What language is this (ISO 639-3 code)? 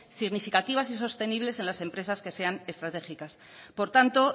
spa